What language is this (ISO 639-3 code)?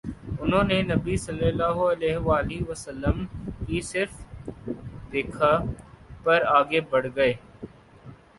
urd